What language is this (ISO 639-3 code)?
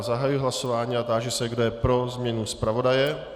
ces